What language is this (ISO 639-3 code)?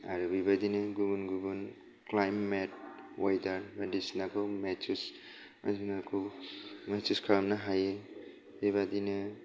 brx